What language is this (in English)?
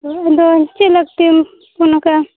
Santali